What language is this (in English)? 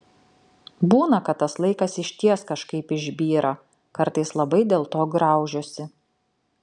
Lithuanian